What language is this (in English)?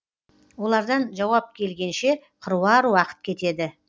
Kazakh